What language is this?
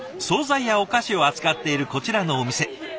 Japanese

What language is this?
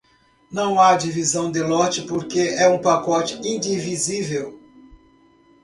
Portuguese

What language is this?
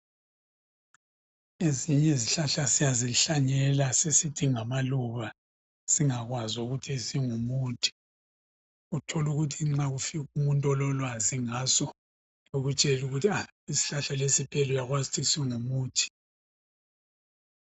North Ndebele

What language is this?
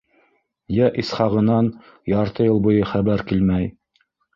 Bashkir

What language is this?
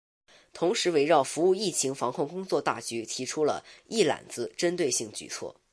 Chinese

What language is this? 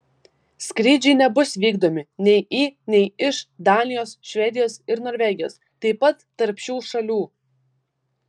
Lithuanian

